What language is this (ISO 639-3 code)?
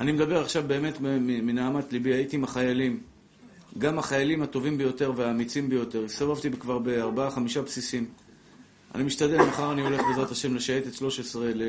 heb